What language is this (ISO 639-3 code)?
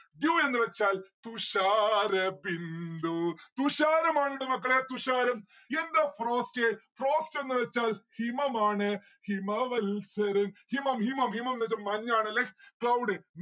mal